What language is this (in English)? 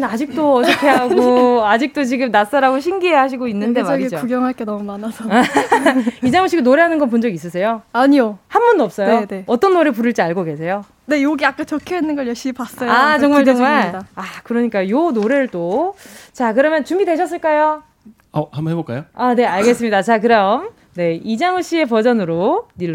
Korean